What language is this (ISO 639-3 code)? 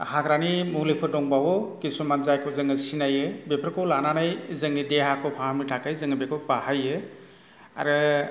brx